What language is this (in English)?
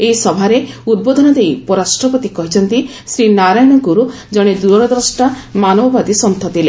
Odia